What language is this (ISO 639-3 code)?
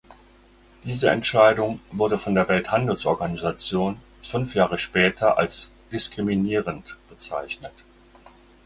deu